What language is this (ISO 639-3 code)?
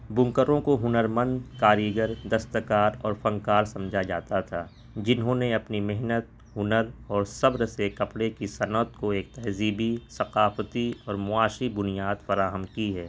urd